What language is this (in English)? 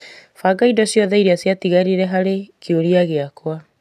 Kikuyu